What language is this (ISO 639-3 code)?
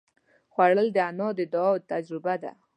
pus